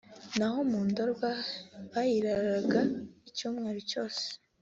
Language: Kinyarwanda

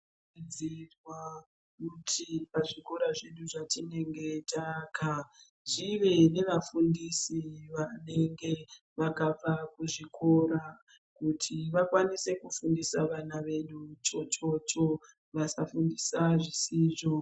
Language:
Ndau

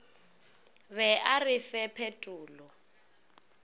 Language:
Northern Sotho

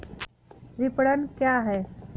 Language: Hindi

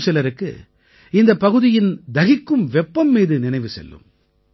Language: Tamil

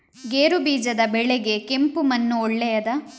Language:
Kannada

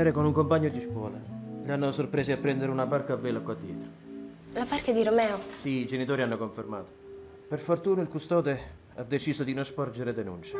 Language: Italian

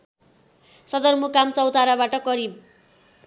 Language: Nepali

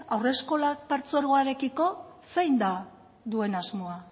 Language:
Basque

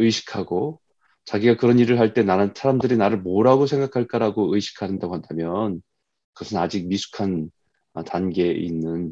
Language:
Korean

